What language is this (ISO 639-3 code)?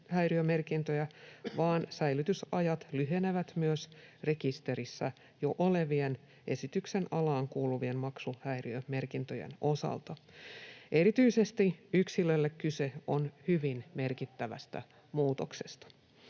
fin